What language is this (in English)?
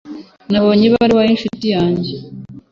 Kinyarwanda